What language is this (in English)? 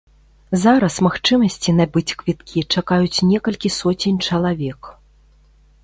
Belarusian